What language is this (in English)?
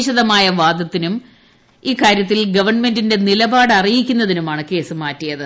Malayalam